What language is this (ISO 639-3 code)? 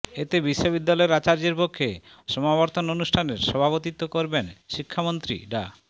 ben